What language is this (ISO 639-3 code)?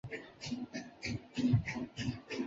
zho